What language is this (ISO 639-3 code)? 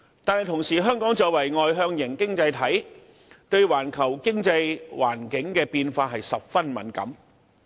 yue